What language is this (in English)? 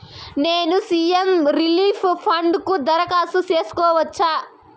Telugu